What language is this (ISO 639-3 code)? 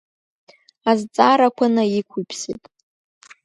abk